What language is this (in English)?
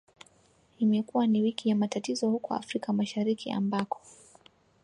Swahili